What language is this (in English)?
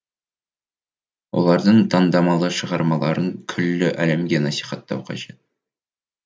Kazakh